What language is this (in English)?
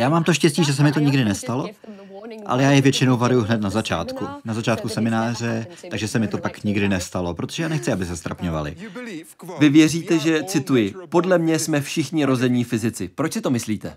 Czech